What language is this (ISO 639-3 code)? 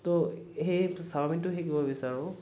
asm